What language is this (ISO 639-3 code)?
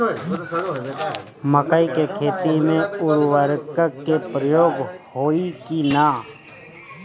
bho